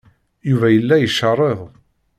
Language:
Kabyle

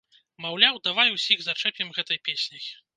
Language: Belarusian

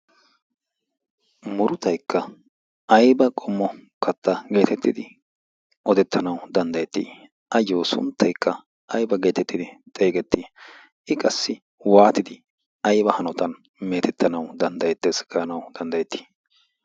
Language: Wolaytta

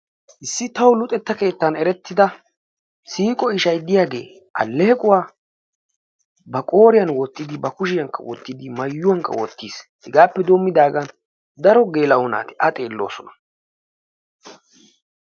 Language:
Wolaytta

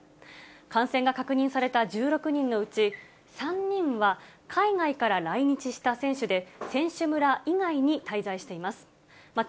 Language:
Japanese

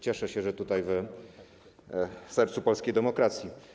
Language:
Polish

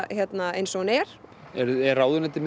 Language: Icelandic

